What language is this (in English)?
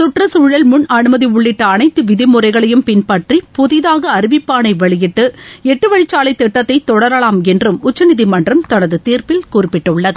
Tamil